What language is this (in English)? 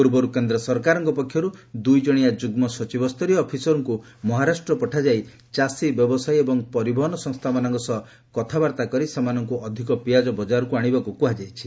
Odia